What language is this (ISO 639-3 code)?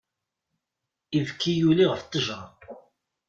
kab